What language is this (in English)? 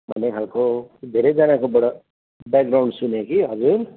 Nepali